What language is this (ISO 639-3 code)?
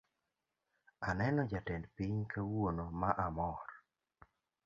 luo